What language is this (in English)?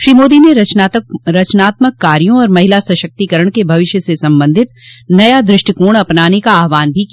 Hindi